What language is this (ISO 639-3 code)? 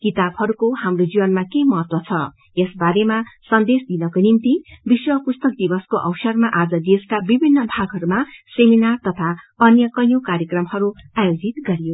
nep